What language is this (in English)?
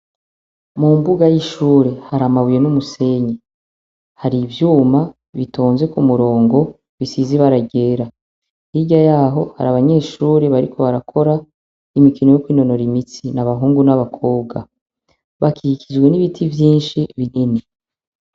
Rundi